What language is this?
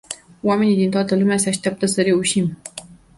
Romanian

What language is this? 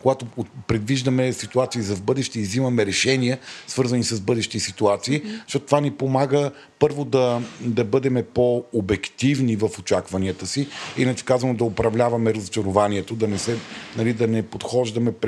Bulgarian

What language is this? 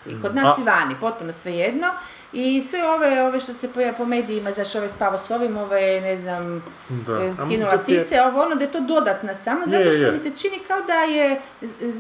Croatian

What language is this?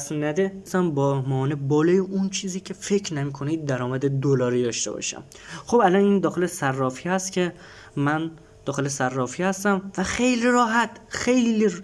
Persian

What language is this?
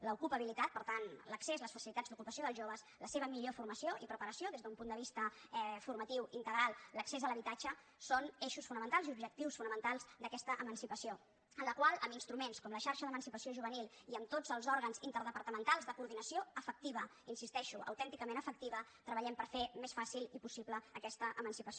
Catalan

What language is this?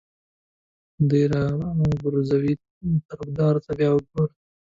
Pashto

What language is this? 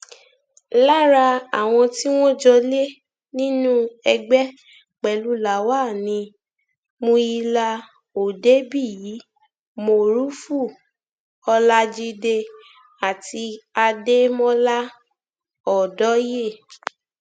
Yoruba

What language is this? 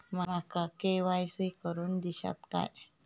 Marathi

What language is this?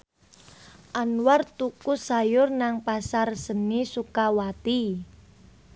Javanese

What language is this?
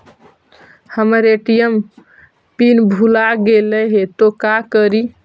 Magahi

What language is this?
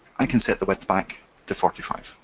English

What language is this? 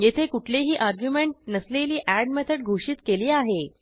Marathi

